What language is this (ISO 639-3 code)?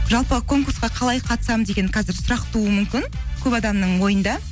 kaz